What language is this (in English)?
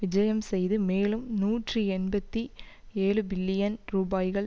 Tamil